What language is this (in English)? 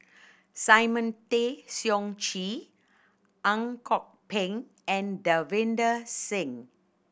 English